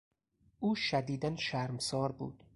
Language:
Persian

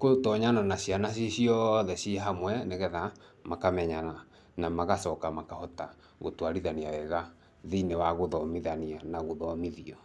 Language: Kikuyu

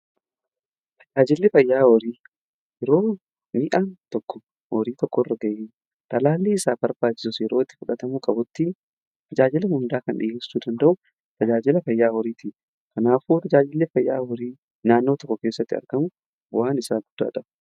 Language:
Oromo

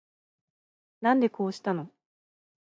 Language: Japanese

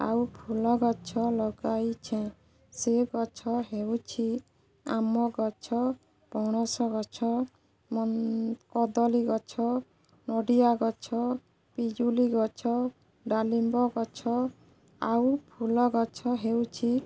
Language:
Odia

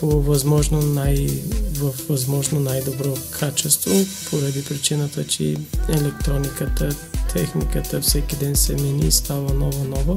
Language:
Bulgarian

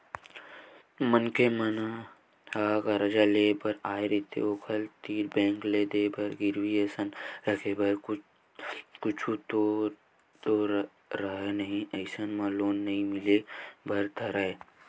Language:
Chhattisgarhi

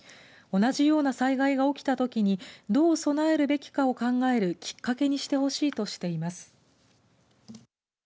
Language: Japanese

